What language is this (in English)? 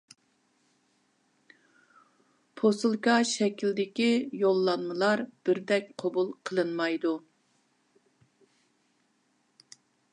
Uyghur